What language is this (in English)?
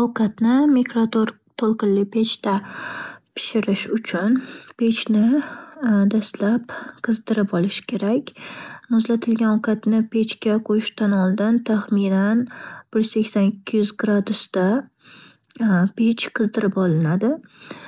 Uzbek